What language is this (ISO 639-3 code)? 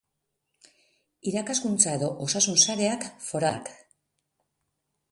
eus